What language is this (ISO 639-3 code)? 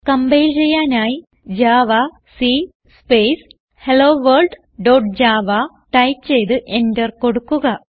mal